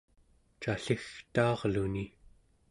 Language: Central Yupik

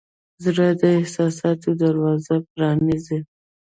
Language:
Pashto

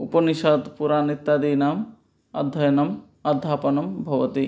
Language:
Sanskrit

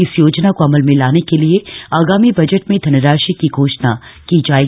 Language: Hindi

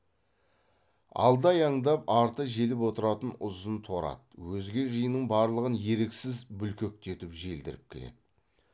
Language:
Kazakh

